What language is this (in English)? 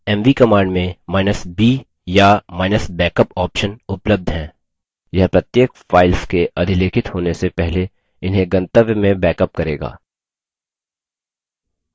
Hindi